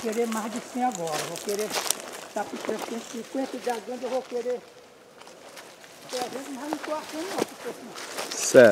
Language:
Portuguese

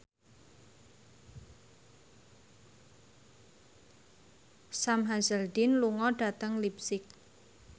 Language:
Javanese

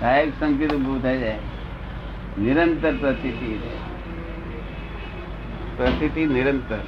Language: Gujarati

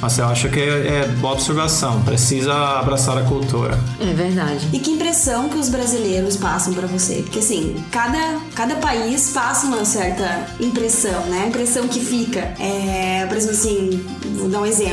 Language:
Portuguese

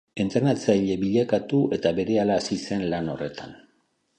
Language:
Basque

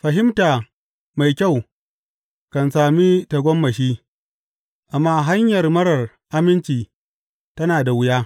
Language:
Hausa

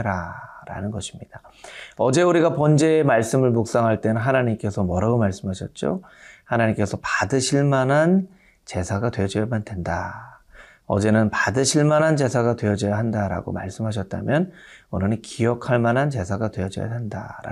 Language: Korean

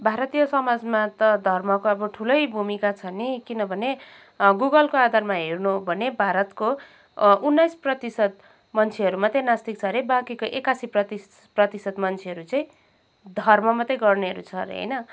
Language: Nepali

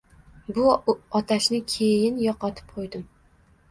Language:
Uzbek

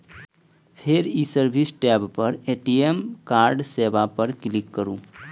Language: Maithili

